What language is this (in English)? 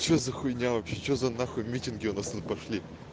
Russian